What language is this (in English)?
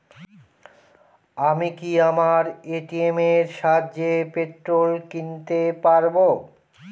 Bangla